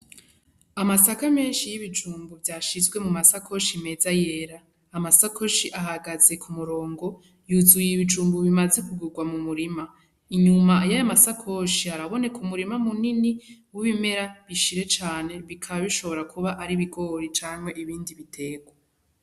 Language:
Rundi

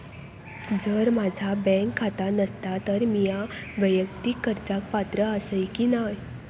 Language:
Marathi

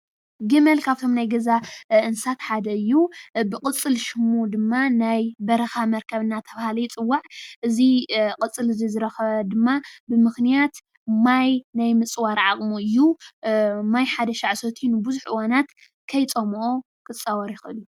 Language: Tigrinya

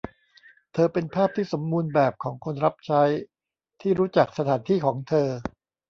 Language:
Thai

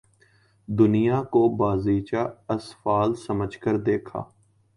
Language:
Urdu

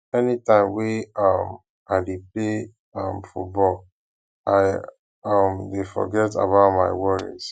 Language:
Nigerian Pidgin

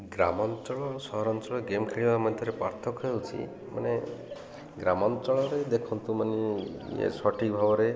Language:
Odia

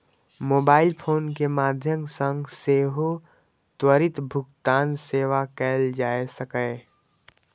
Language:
Maithili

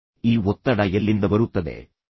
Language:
Kannada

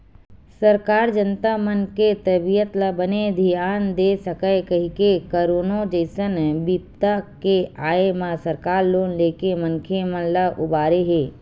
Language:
Chhattisgarhi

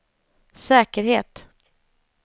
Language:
Swedish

